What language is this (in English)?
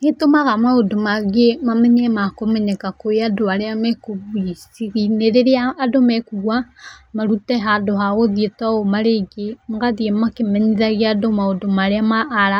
Kikuyu